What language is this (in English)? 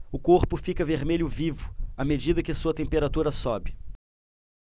Portuguese